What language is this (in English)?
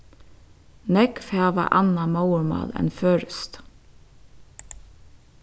Faroese